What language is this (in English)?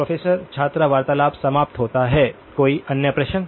Hindi